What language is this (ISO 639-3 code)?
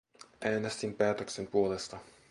fin